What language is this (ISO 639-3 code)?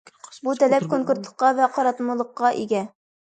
uig